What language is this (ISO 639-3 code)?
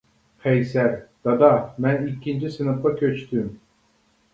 uig